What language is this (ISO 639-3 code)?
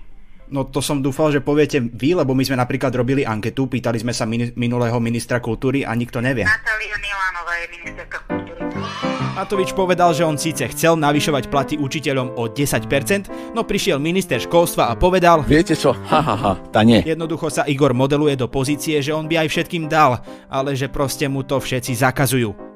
slk